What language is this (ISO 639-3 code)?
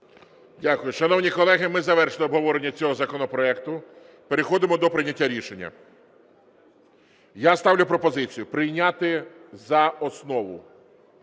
ukr